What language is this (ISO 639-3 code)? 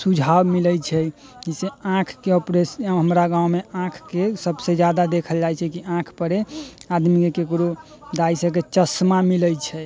mai